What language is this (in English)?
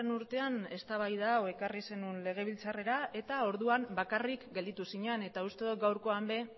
Basque